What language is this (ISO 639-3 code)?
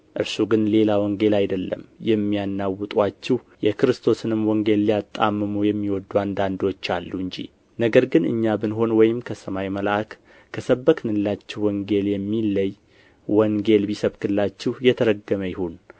amh